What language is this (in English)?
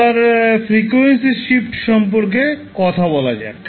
Bangla